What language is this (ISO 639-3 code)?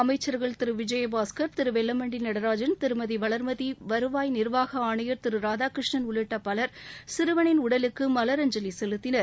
tam